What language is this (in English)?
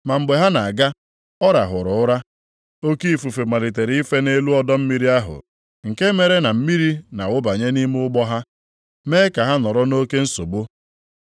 Igbo